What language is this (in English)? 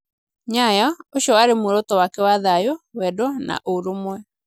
Kikuyu